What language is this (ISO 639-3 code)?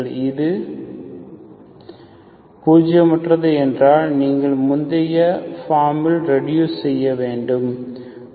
tam